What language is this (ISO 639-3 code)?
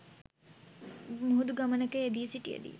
sin